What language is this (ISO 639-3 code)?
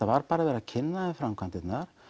isl